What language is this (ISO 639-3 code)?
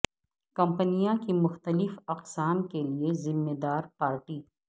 urd